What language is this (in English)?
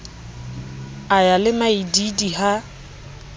Southern Sotho